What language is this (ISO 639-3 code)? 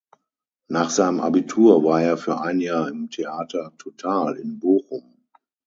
deu